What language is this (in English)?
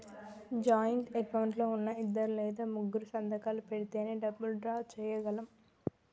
Telugu